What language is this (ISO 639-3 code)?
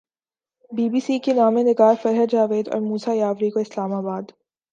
urd